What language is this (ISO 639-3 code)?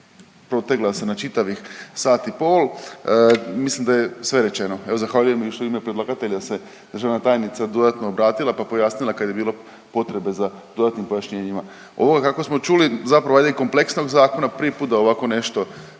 hrv